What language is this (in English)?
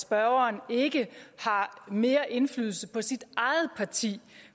Danish